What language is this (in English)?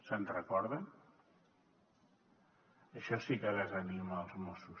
Catalan